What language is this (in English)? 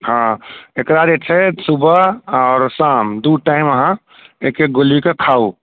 Maithili